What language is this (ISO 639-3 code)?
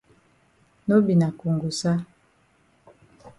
wes